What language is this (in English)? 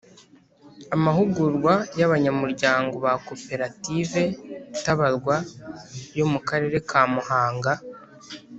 Kinyarwanda